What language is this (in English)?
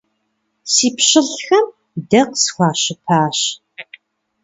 Kabardian